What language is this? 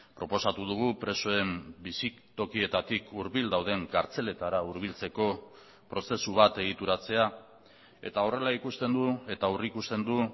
Basque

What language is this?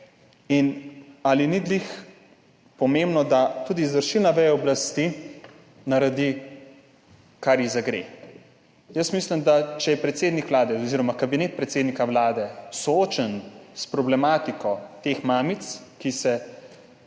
Slovenian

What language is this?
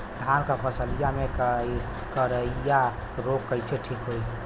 Bhojpuri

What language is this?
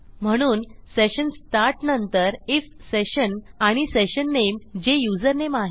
Marathi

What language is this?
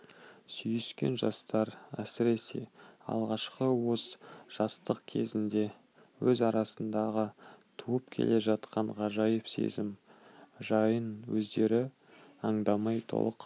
Kazakh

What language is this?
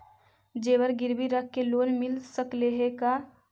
Magahi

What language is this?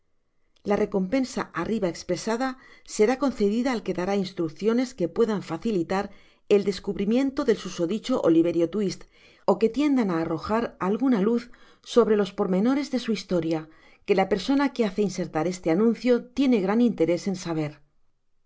Spanish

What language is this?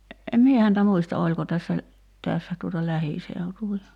Finnish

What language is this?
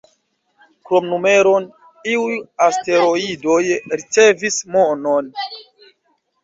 Esperanto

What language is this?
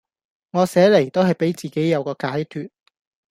Cantonese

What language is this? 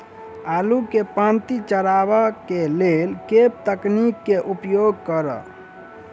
Maithili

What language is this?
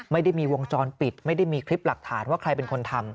Thai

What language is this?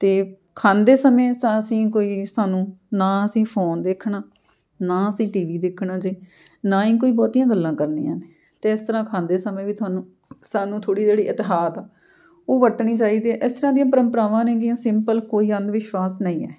Punjabi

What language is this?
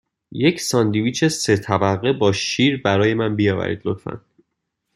Persian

